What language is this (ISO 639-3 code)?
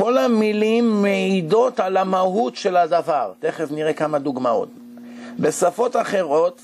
heb